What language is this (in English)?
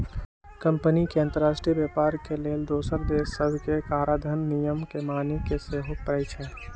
Magahi